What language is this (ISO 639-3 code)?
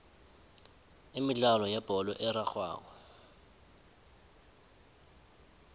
nbl